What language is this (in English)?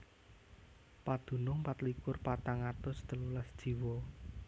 Javanese